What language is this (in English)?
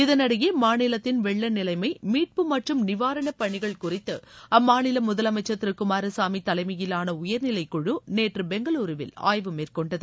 Tamil